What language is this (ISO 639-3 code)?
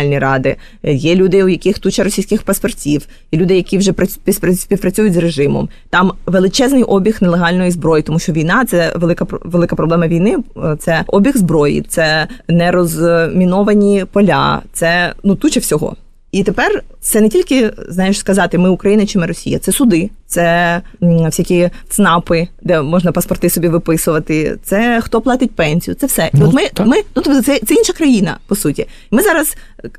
ukr